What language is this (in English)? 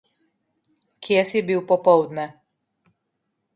Slovenian